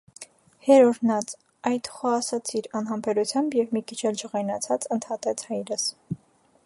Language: Armenian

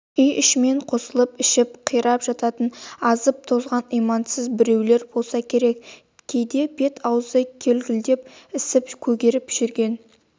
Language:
Kazakh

